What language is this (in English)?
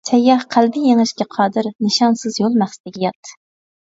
Uyghur